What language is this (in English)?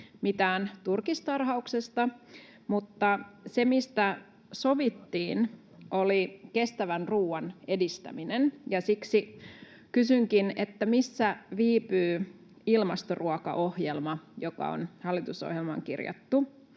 Finnish